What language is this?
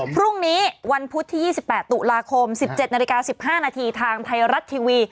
Thai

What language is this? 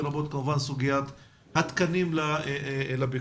Hebrew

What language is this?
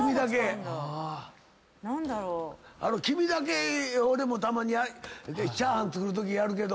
Japanese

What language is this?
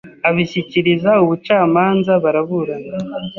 Kinyarwanda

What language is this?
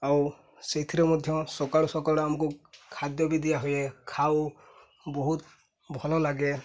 Odia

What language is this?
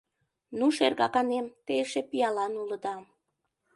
Mari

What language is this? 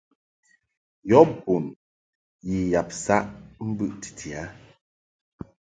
Mungaka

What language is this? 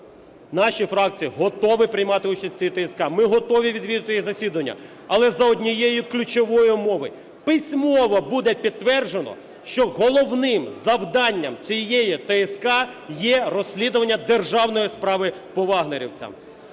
Ukrainian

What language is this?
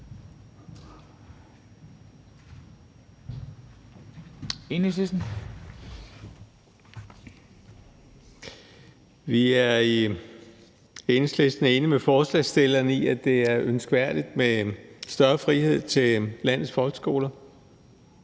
Danish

